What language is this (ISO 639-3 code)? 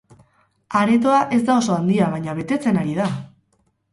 eus